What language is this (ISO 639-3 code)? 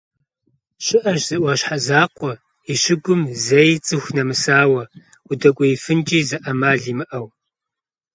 kbd